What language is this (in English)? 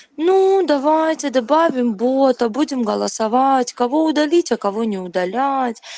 Russian